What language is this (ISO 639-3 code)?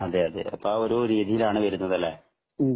mal